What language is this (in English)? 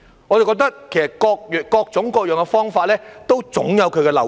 Cantonese